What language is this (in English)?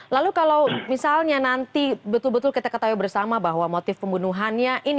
Indonesian